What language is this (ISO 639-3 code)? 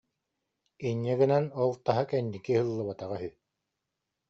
sah